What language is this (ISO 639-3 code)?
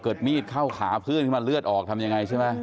tha